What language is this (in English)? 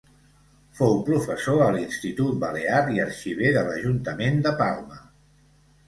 Catalan